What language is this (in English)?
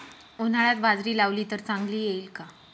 Marathi